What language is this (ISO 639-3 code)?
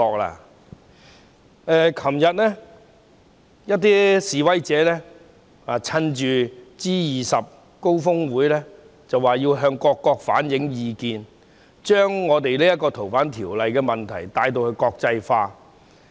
yue